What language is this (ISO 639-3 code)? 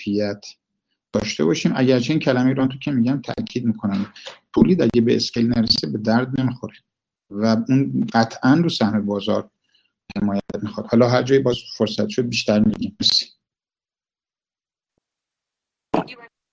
fas